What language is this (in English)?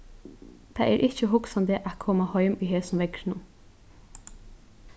Faroese